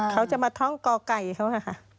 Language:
Thai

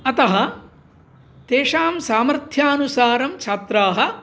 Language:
Sanskrit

